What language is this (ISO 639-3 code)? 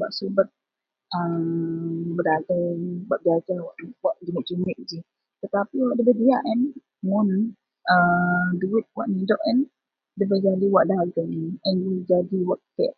mel